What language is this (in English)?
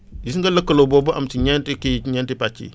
Wolof